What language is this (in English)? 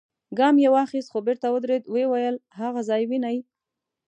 Pashto